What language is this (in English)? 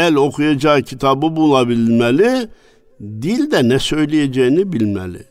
Turkish